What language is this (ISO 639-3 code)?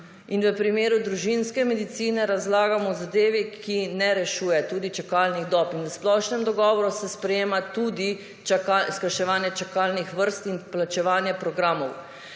slv